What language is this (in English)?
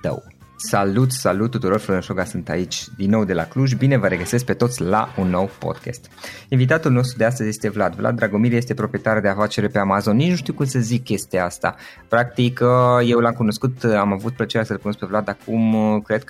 Romanian